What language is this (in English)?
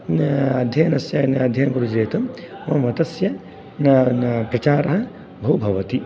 Sanskrit